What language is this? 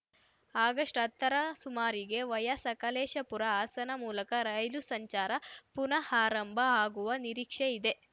Kannada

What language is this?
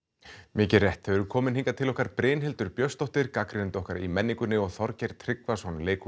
Icelandic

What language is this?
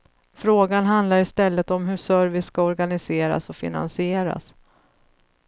Swedish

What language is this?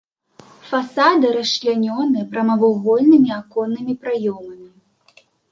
Belarusian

